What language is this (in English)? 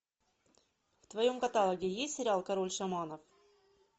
Russian